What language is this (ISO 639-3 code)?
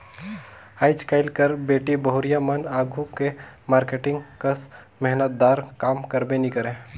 hne